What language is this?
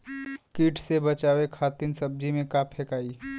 Bhojpuri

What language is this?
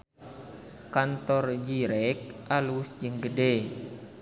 Sundanese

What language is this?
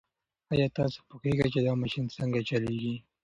Pashto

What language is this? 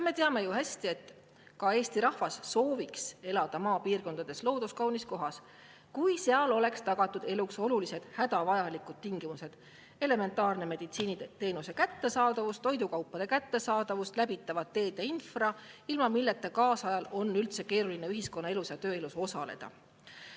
Estonian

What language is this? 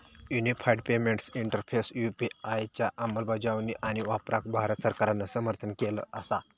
Marathi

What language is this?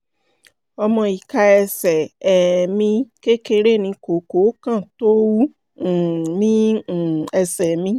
Yoruba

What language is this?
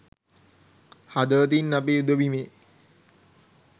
Sinhala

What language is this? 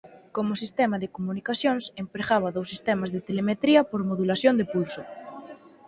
Galician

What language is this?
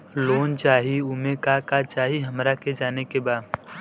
Bhojpuri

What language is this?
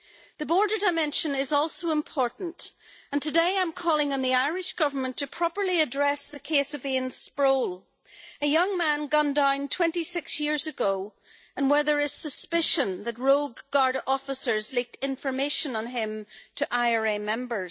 English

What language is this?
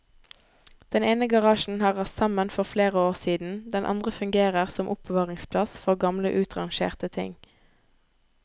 Norwegian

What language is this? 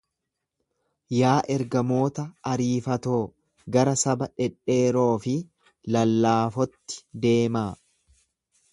Oromo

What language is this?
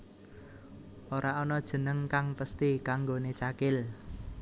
Javanese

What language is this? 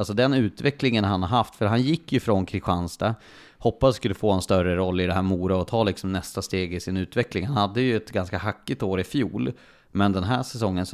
Swedish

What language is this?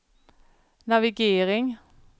Swedish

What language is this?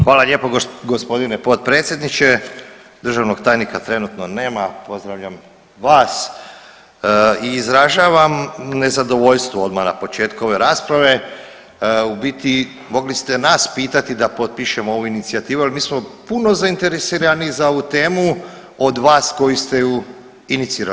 Croatian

